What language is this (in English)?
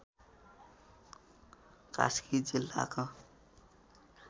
Nepali